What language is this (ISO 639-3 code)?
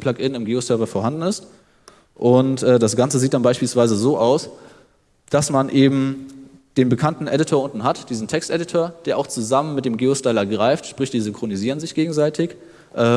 deu